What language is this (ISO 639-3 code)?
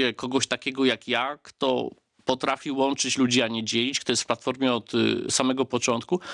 pol